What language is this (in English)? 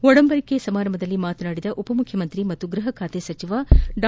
Kannada